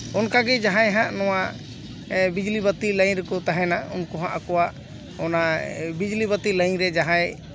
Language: Santali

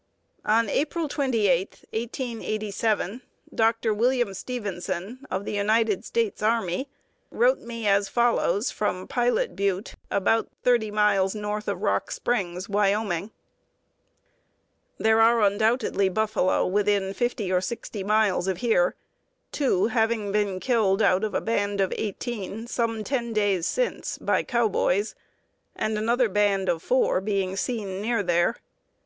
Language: English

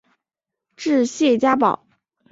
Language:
Chinese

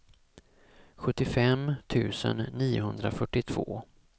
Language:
Swedish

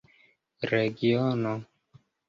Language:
Esperanto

